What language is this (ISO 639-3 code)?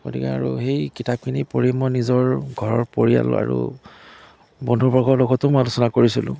asm